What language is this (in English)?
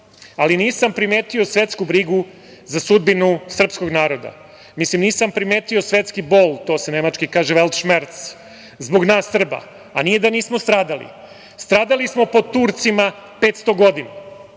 Serbian